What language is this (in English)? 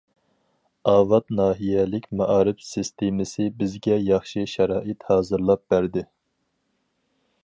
Uyghur